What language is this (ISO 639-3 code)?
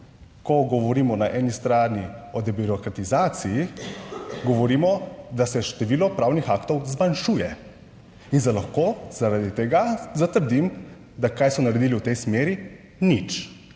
slv